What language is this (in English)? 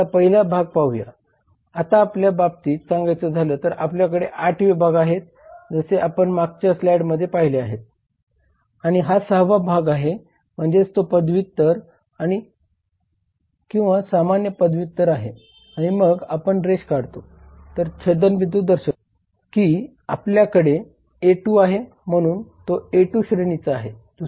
Marathi